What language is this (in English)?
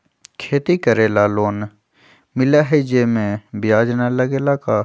Magahi